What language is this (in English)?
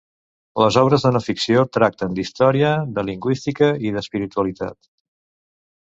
Catalan